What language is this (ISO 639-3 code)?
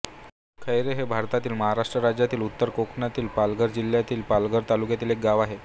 mar